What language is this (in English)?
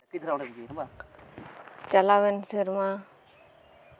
Santali